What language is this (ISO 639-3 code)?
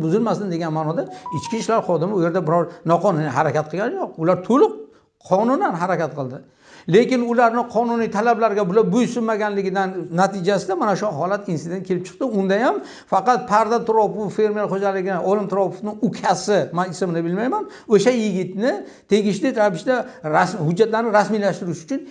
tur